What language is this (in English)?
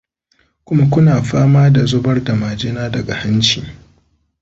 Hausa